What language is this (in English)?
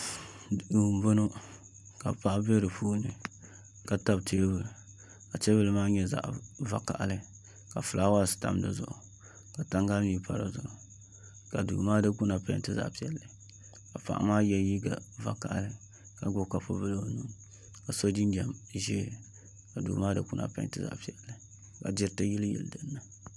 Dagbani